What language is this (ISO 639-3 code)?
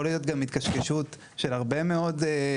heb